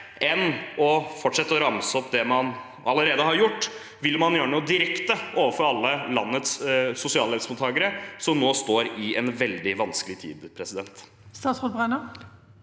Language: Norwegian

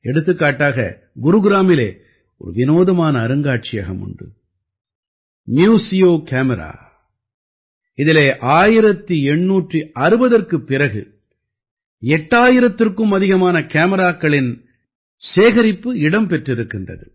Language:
Tamil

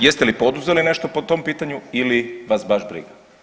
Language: Croatian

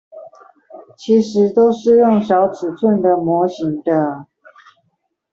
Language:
Chinese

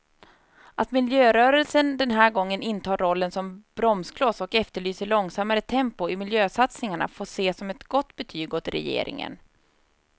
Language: Swedish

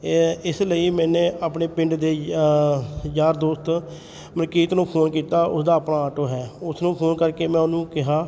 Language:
Punjabi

